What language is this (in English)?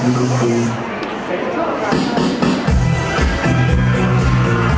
Thai